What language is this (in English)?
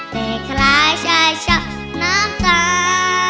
Thai